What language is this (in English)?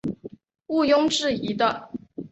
Chinese